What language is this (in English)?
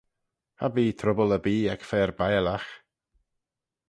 Manx